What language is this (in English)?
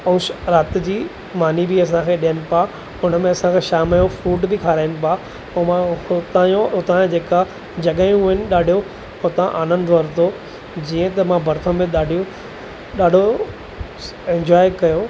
Sindhi